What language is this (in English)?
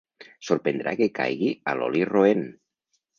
Catalan